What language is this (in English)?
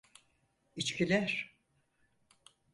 Turkish